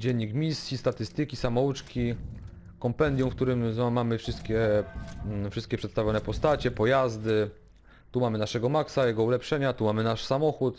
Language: Polish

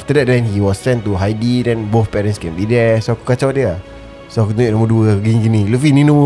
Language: Malay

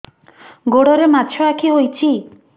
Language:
Odia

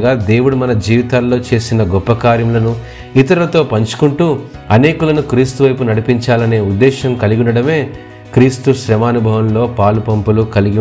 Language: Telugu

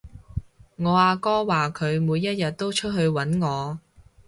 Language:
Cantonese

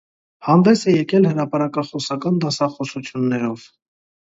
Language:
Armenian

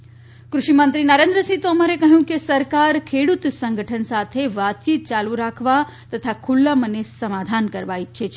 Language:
Gujarati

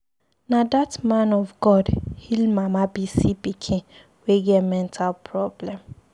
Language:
Nigerian Pidgin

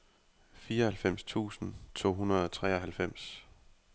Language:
Danish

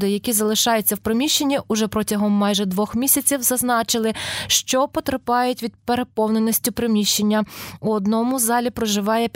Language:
Ukrainian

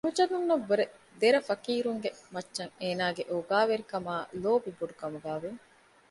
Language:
Divehi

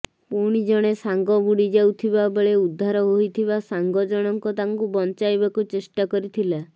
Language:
Odia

